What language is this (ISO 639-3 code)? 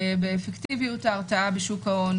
heb